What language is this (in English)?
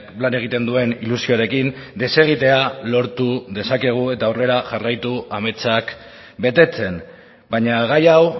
Basque